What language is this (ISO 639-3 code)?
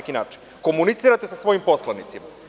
srp